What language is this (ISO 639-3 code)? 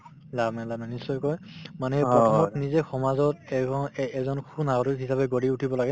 asm